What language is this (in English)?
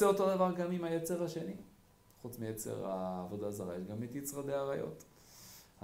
Hebrew